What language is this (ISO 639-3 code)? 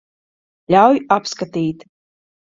lav